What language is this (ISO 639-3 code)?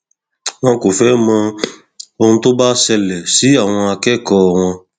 yor